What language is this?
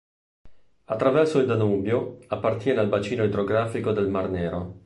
Italian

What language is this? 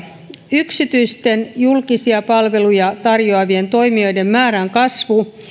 Finnish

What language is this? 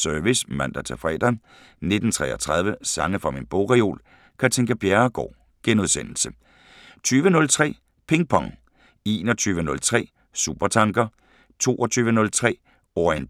Danish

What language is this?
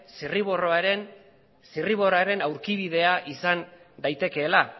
Basque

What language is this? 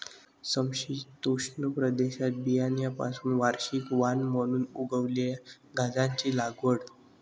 Marathi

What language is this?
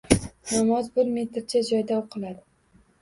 Uzbek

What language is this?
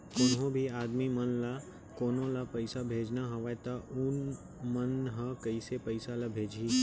Chhattisgarhi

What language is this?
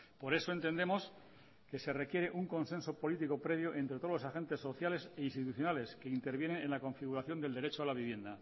Spanish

